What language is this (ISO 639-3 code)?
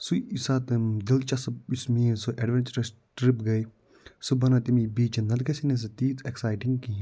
kas